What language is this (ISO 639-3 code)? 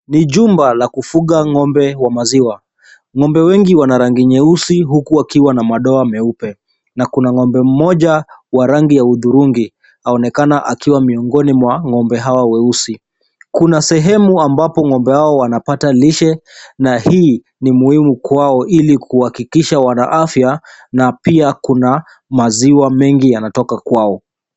swa